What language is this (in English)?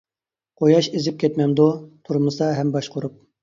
Uyghur